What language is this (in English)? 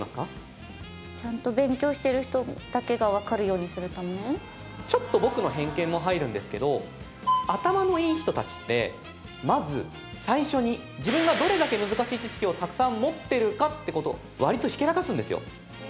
Japanese